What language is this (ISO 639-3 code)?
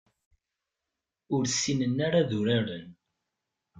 kab